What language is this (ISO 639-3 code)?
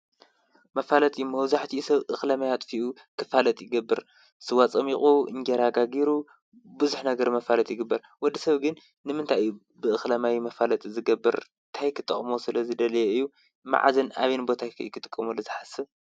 tir